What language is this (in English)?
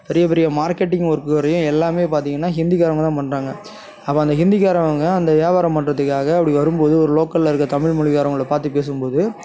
Tamil